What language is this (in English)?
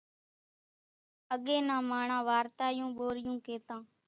Kachi Koli